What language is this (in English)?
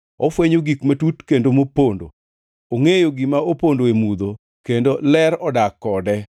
Luo (Kenya and Tanzania)